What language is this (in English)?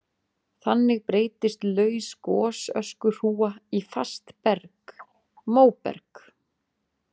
Icelandic